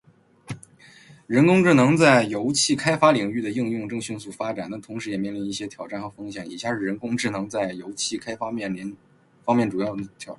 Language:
Chinese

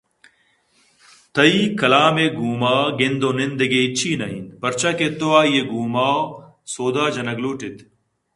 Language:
Eastern Balochi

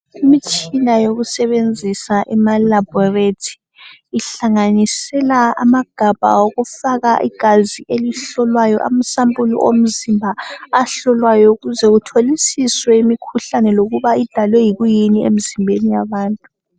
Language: North Ndebele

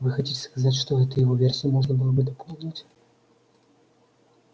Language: Russian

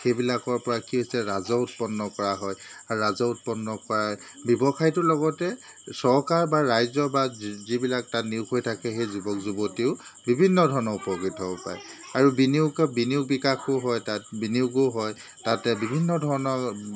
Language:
Assamese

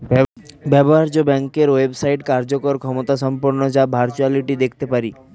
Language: Bangla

